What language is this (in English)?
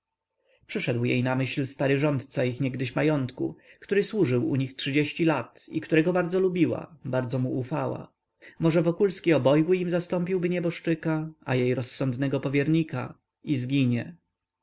Polish